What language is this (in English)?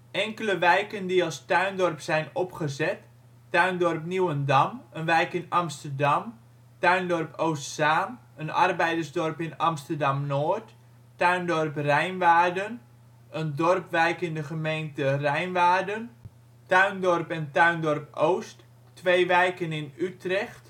Dutch